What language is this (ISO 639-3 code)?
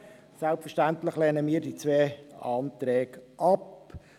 gsw